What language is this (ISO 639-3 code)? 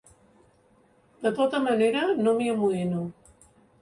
cat